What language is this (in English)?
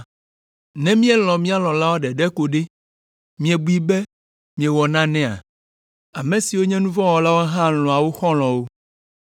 Ewe